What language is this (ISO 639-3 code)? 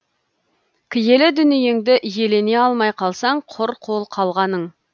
kaz